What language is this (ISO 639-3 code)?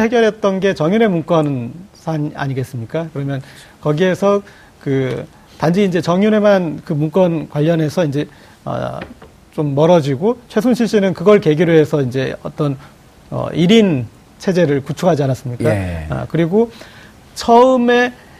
kor